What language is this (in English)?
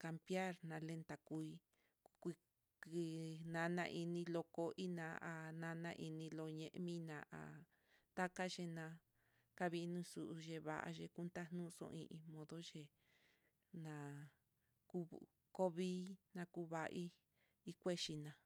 Mitlatongo Mixtec